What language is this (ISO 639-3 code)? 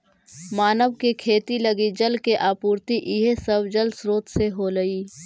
mag